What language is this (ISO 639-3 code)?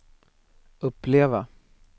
swe